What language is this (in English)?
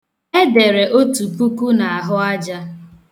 Igbo